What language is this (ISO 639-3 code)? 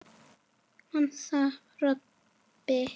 isl